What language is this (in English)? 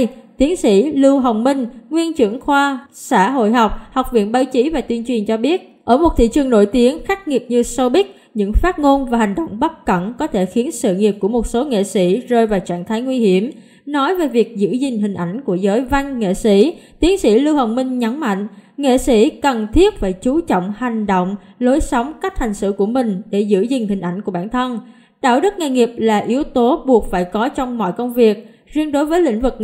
Vietnamese